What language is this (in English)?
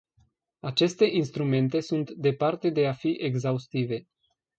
Romanian